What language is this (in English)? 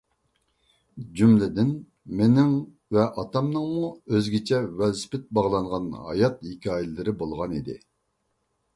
Uyghur